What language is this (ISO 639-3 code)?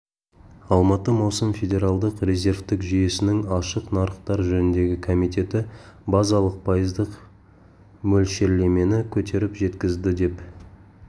kaz